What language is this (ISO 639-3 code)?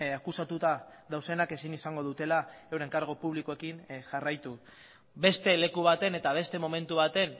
eus